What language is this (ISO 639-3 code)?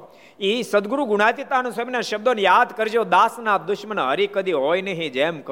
guj